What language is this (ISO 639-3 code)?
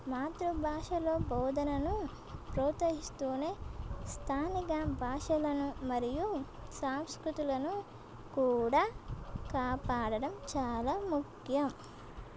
tel